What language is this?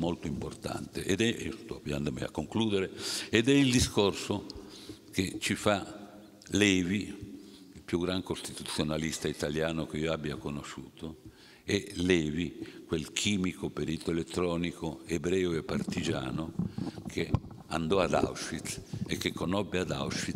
Italian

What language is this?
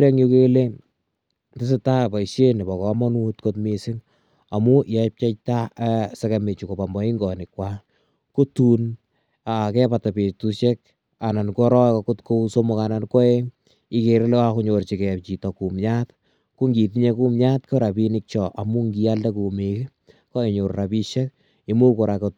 Kalenjin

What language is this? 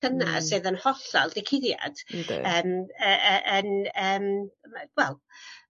Welsh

